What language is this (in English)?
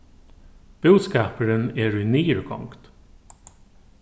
Faroese